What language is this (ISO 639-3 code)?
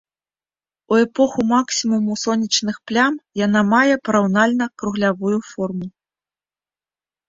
bel